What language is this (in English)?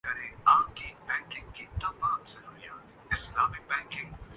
Urdu